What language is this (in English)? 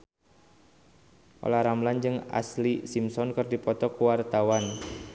Sundanese